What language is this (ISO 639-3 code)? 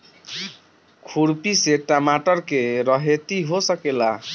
bho